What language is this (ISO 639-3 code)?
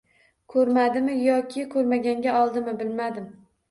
uzb